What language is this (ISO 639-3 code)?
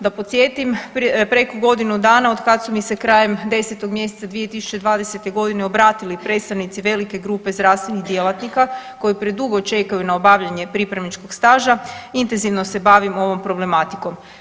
hrv